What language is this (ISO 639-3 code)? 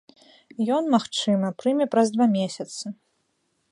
bel